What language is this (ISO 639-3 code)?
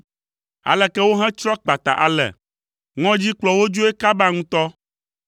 ewe